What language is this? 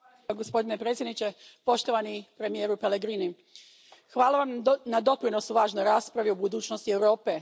Croatian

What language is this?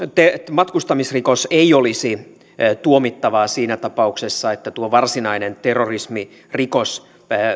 Finnish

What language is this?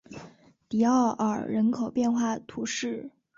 Chinese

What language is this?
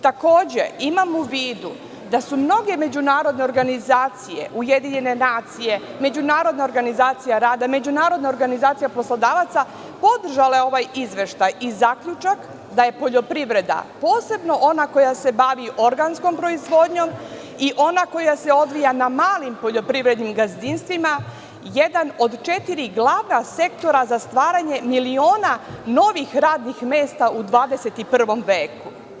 Serbian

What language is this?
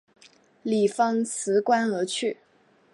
Chinese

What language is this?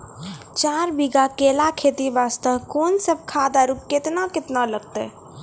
Maithili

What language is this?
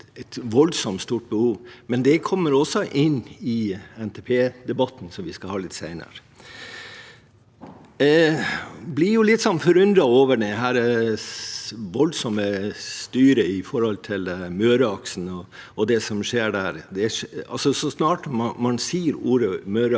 Norwegian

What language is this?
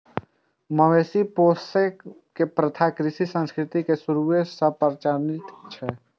Maithili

